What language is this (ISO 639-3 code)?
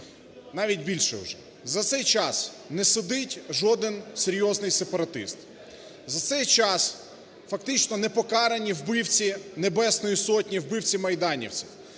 ukr